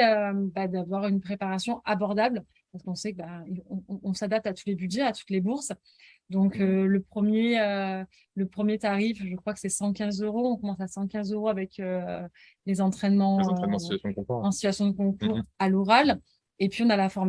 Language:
French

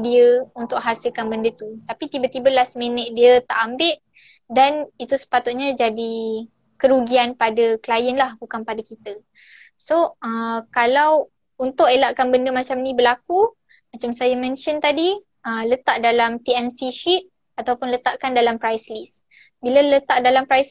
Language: Malay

